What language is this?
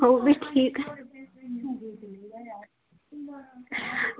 Dogri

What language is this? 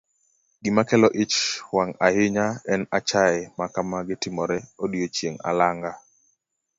Luo (Kenya and Tanzania)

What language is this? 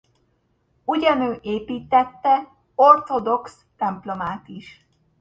Hungarian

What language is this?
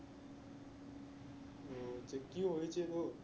Bangla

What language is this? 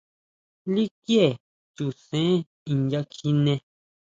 Huautla Mazatec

